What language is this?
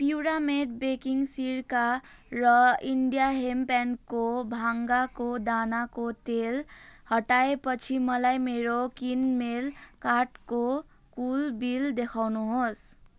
Nepali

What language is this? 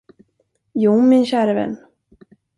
Swedish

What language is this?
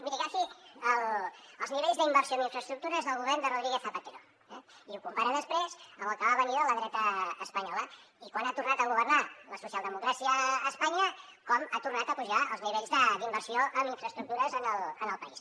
Catalan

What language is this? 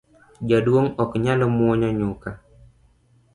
Luo (Kenya and Tanzania)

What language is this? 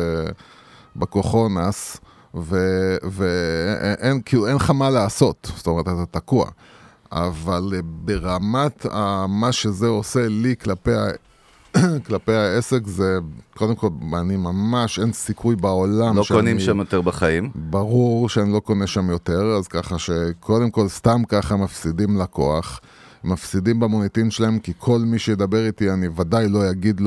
Hebrew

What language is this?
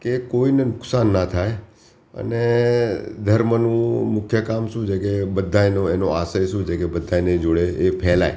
Gujarati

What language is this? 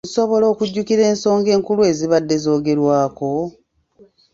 Ganda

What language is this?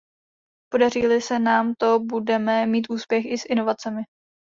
Czech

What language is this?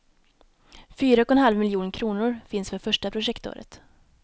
Swedish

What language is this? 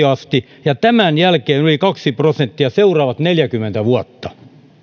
Finnish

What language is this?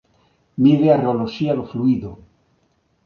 Galician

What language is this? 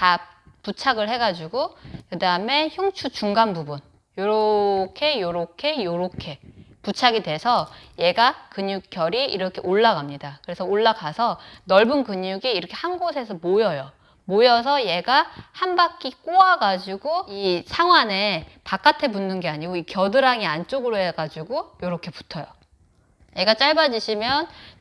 Korean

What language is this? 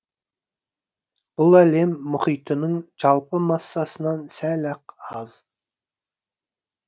Kazakh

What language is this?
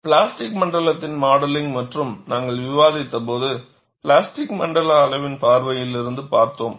Tamil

